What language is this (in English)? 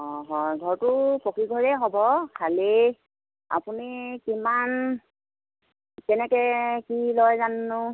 Assamese